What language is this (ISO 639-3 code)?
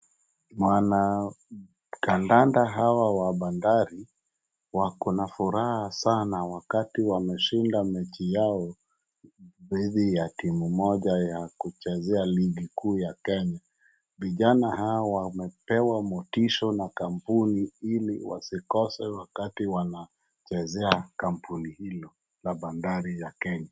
swa